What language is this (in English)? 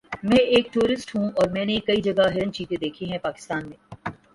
Urdu